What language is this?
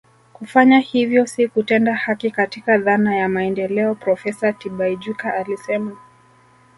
Swahili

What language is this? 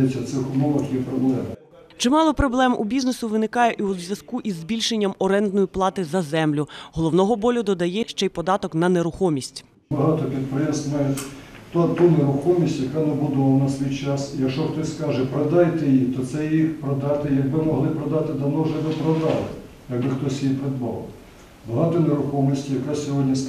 Ukrainian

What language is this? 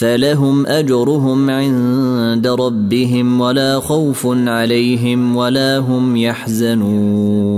Arabic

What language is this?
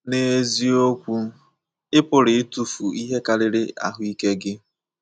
Igbo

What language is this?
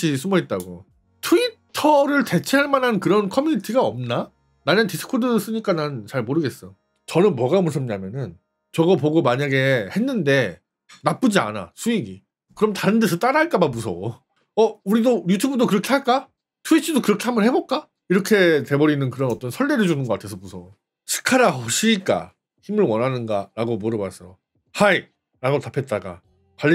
Korean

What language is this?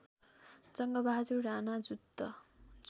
Nepali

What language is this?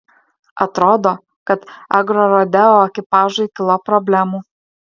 Lithuanian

